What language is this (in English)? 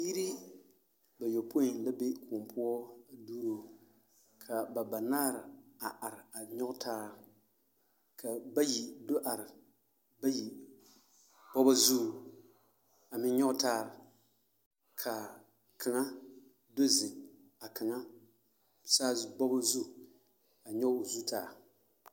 Southern Dagaare